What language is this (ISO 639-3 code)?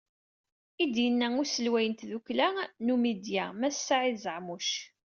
kab